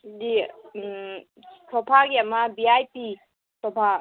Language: Manipuri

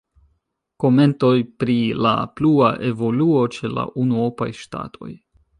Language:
Esperanto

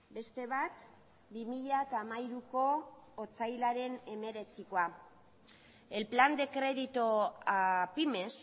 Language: Basque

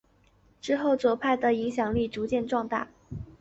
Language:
Chinese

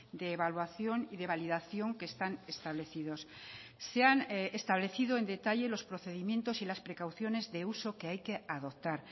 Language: Spanish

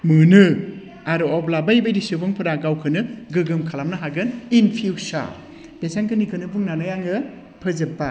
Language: Bodo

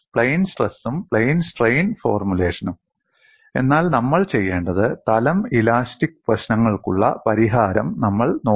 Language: Malayalam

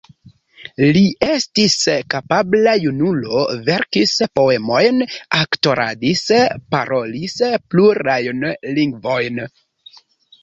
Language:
Esperanto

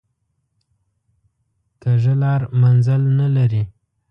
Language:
Pashto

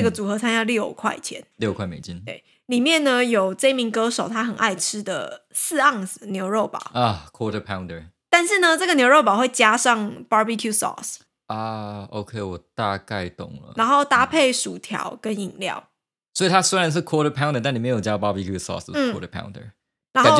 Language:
Chinese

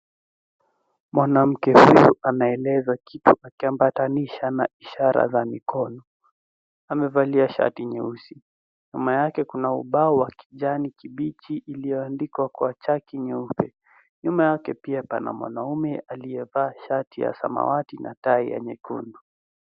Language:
Swahili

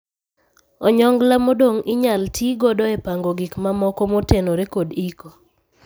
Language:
Luo (Kenya and Tanzania)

